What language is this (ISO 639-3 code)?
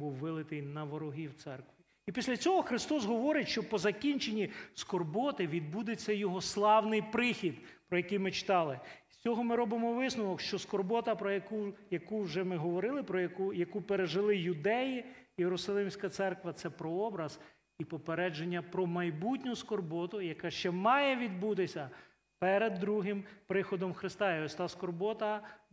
ukr